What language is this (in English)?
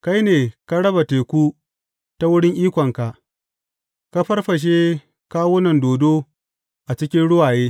Hausa